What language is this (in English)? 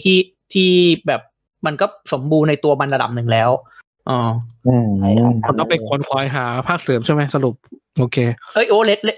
Thai